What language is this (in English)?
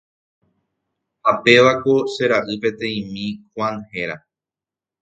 Guarani